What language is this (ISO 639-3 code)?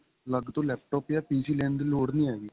pan